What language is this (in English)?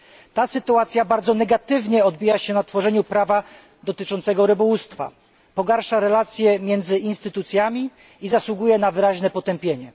Polish